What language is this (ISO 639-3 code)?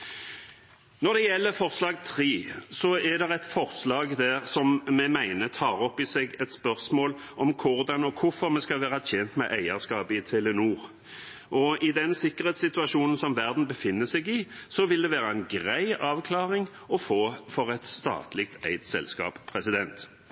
nob